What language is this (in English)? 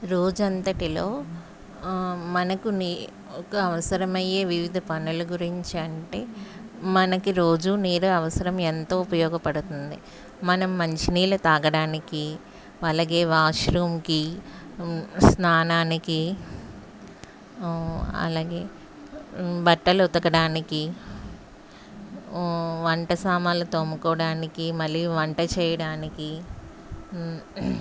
Telugu